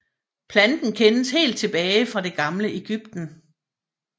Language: Danish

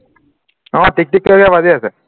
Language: Assamese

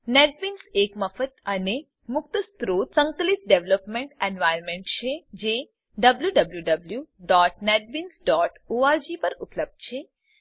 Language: Gujarati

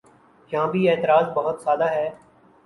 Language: Urdu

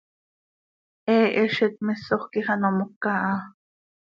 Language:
Seri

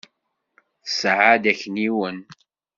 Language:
Kabyle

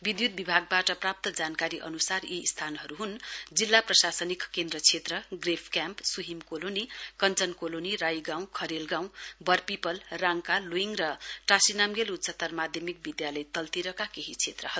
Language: Nepali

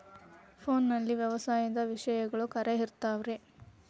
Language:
Kannada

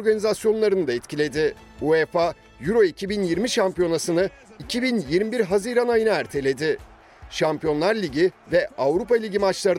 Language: Turkish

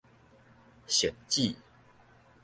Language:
Min Nan Chinese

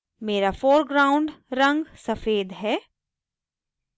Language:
Hindi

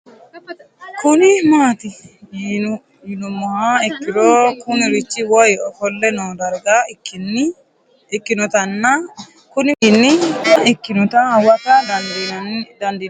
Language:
Sidamo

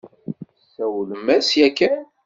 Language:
Kabyle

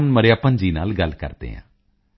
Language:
Punjabi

